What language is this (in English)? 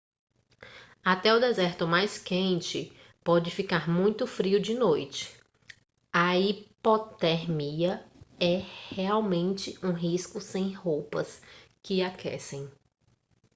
Portuguese